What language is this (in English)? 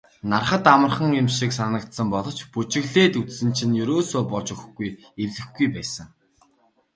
Mongolian